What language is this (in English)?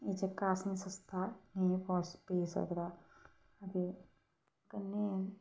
Dogri